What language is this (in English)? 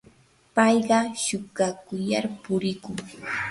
Yanahuanca Pasco Quechua